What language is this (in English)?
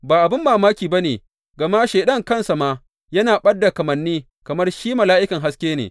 Hausa